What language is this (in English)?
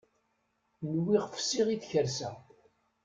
Kabyle